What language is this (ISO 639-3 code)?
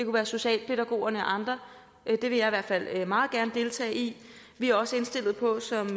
dan